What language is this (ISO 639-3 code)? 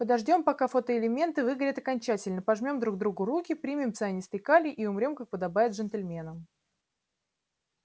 rus